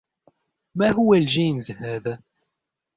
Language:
Arabic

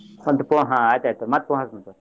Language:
Kannada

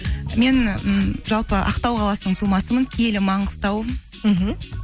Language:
Kazakh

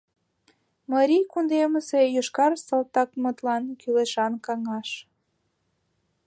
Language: Mari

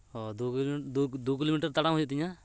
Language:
Santali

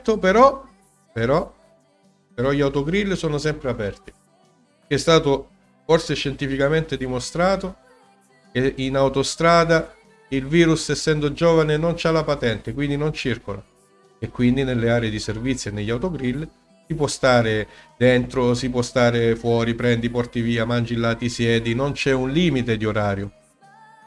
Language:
Italian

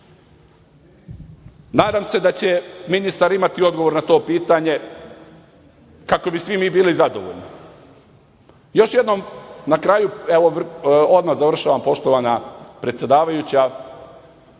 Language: Serbian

